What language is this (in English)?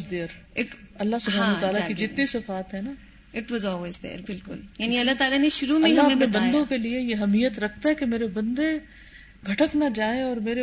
Urdu